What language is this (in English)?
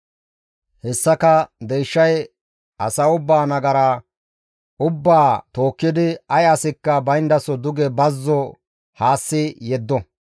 Gamo